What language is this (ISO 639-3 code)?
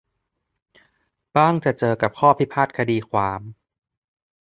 tha